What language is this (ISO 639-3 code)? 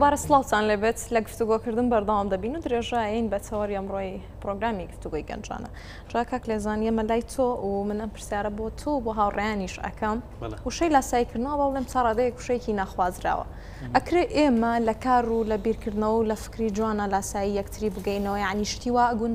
ara